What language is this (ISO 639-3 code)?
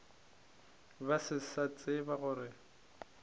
nso